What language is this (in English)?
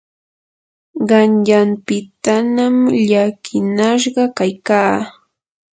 Yanahuanca Pasco Quechua